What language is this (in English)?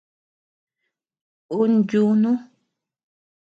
Tepeuxila Cuicatec